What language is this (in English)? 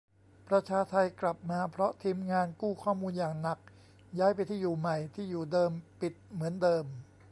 Thai